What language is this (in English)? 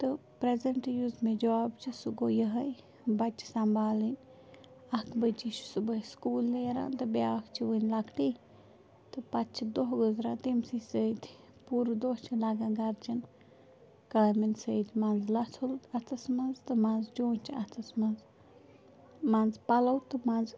Kashmiri